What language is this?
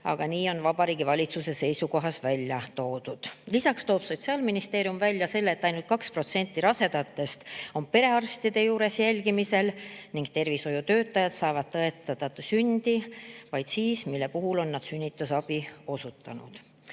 Estonian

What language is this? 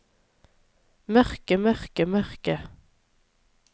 Norwegian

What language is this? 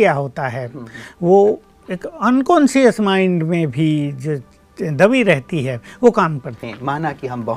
Hindi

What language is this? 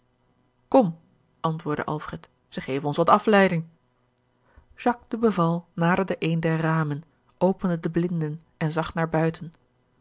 Dutch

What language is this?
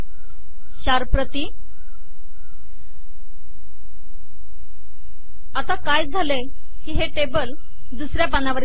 Marathi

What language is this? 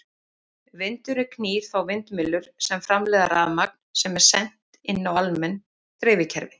Icelandic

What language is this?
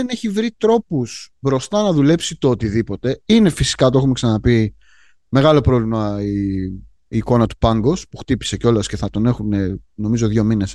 Greek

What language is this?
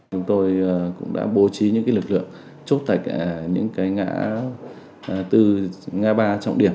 Vietnamese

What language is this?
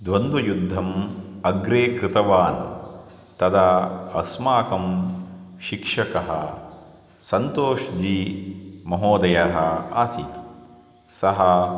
Sanskrit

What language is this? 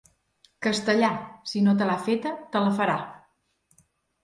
Catalan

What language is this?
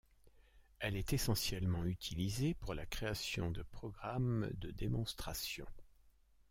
French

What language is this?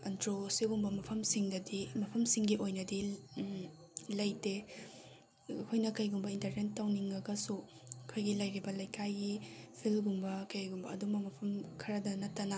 Manipuri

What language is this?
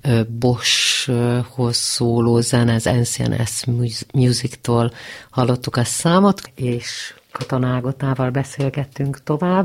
Hungarian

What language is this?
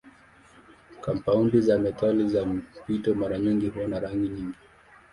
Swahili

